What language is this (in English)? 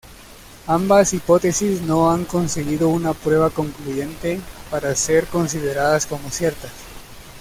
Spanish